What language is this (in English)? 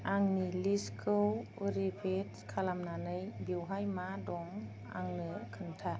Bodo